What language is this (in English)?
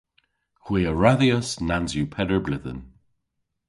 Cornish